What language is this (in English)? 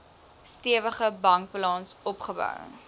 Afrikaans